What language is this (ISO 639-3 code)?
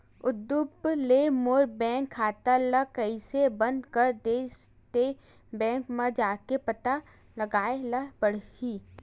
hne